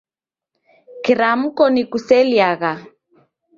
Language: Taita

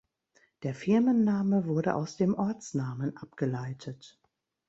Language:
German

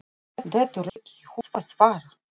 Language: Icelandic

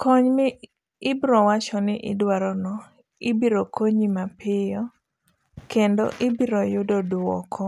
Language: Luo (Kenya and Tanzania)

